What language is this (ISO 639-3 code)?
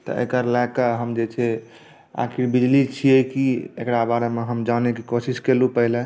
mai